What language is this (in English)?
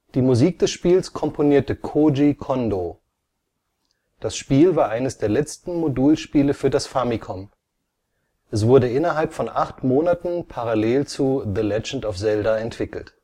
German